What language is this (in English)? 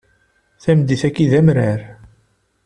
Kabyle